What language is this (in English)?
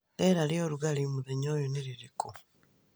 Kikuyu